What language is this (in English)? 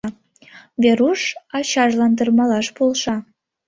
Mari